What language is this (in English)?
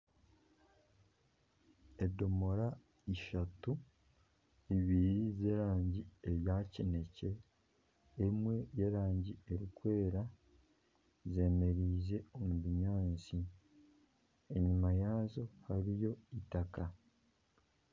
Nyankole